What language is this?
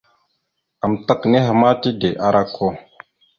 Mada (Cameroon)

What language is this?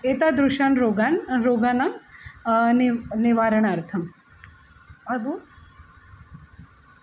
Sanskrit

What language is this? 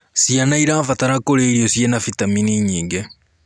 Kikuyu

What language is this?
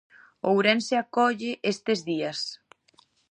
Galician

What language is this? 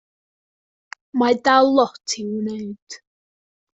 Welsh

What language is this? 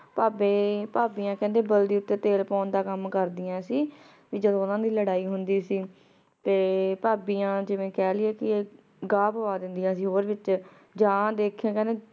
Punjabi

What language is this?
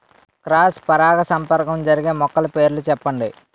Telugu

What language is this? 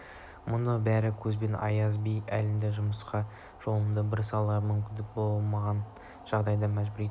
Kazakh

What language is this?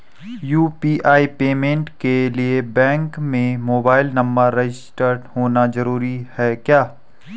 Hindi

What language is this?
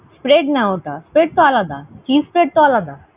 Bangla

